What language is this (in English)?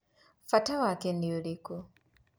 Kikuyu